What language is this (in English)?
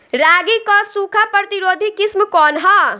Bhojpuri